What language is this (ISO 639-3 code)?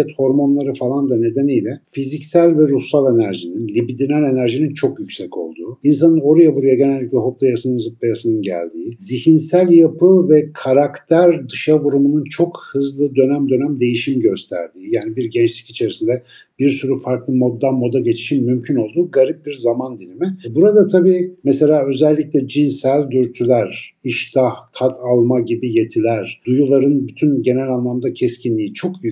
tur